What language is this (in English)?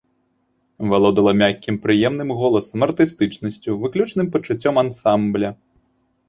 Belarusian